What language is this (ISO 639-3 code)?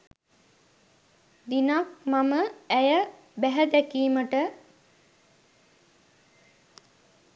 sin